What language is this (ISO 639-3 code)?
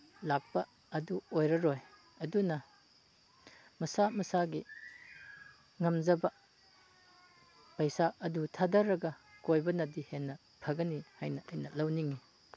mni